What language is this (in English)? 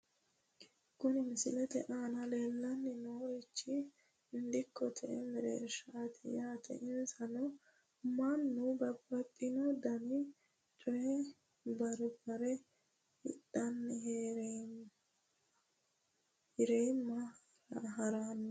Sidamo